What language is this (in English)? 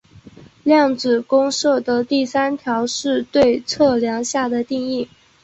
Chinese